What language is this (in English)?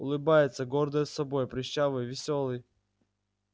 Russian